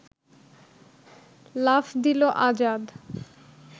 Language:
Bangla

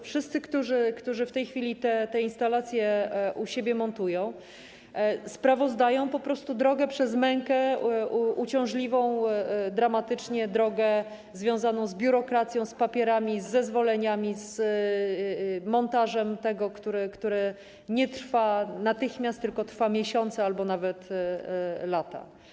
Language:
Polish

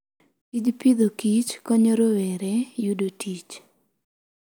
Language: Luo (Kenya and Tanzania)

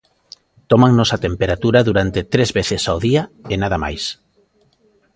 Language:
Galician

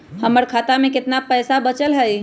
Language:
Magahi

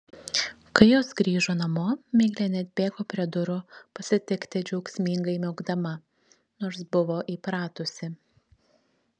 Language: Lithuanian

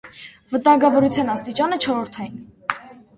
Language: Armenian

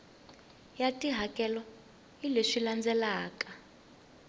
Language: Tsonga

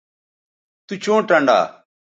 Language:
Bateri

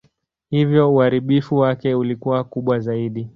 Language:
Swahili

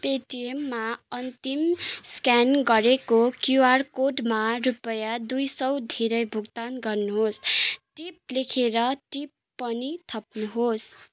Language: Nepali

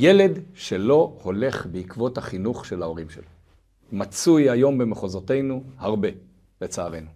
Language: Hebrew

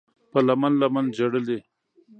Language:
Pashto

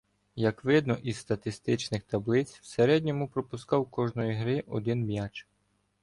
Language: Ukrainian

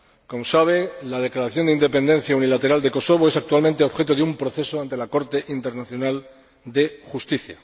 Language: Spanish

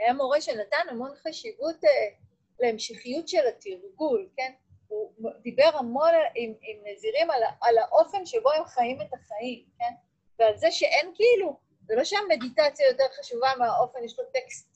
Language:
Hebrew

